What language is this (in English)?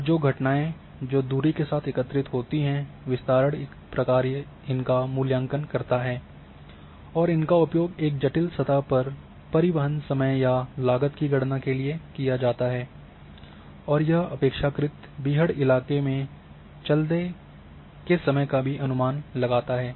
Hindi